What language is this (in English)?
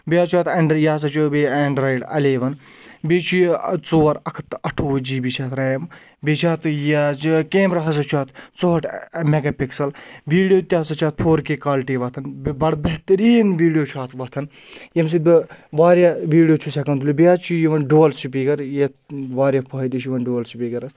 Kashmiri